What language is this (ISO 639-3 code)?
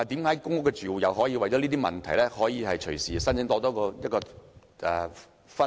yue